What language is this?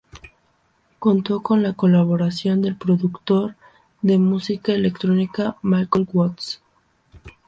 Spanish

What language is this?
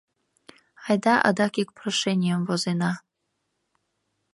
Mari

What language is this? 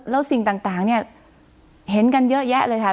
Thai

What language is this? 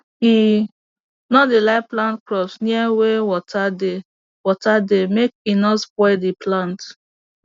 Nigerian Pidgin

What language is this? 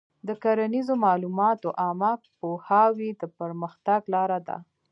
Pashto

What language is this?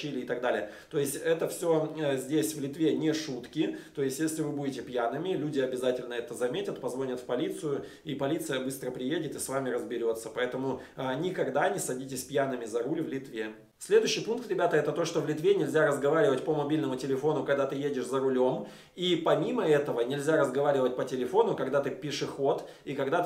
Russian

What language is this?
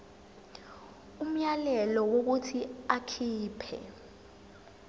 Zulu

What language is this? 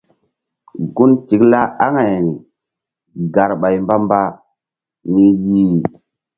Mbum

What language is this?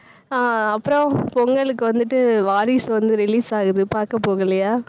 Tamil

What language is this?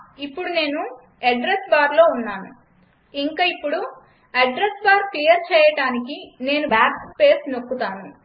Telugu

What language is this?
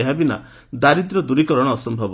Odia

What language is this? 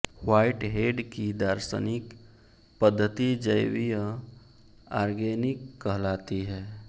Hindi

